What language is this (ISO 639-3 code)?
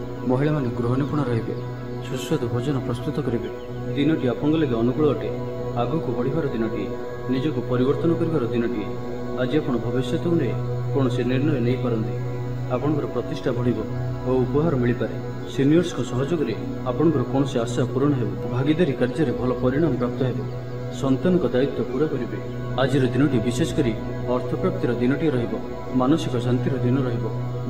ron